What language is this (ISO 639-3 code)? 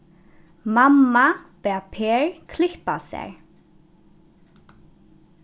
fao